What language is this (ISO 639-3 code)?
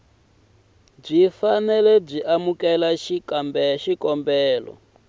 tso